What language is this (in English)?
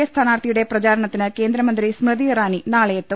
Malayalam